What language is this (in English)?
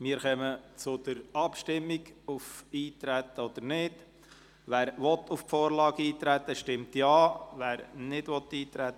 Swiss German